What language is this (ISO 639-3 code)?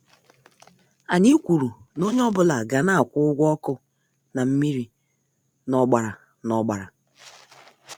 ibo